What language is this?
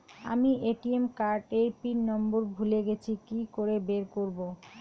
Bangla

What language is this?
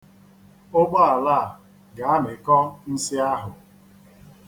Igbo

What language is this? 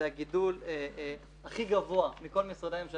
Hebrew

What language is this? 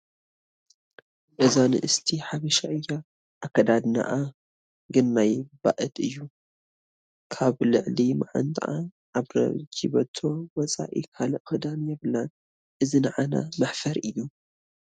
Tigrinya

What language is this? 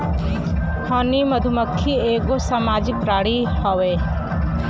Bhojpuri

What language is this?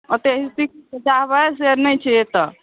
Maithili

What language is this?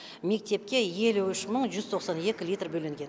Kazakh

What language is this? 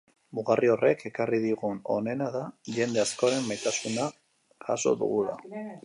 Basque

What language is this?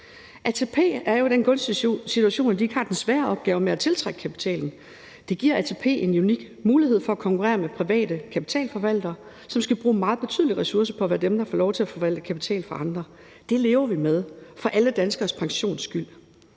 Danish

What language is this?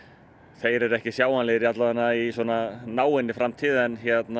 Icelandic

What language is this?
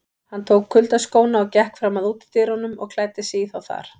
Icelandic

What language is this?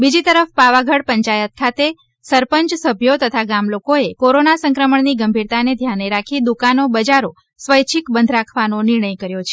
Gujarati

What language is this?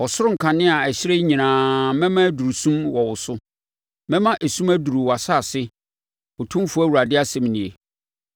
Akan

